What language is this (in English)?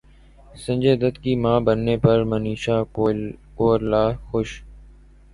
Urdu